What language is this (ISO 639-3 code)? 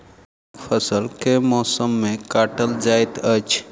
mai